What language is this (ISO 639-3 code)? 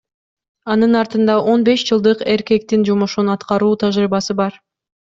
kir